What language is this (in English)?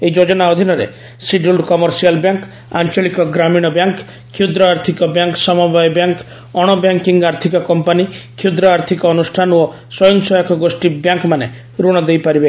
Odia